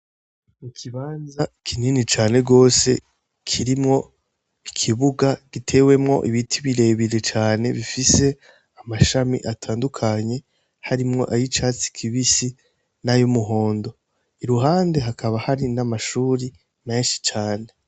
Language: Rundi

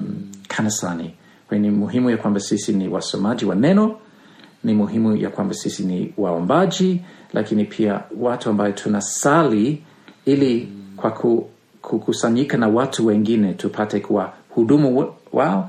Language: Swahili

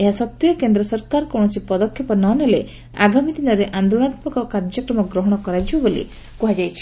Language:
Odia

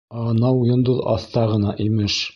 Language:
Bashkir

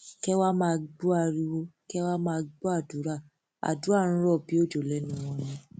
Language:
Yoruba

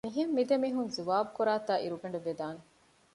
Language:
Divehi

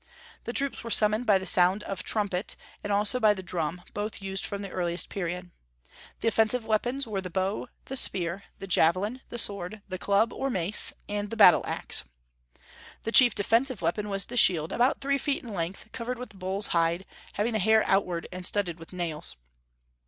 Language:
English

